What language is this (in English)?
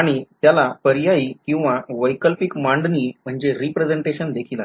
Marathi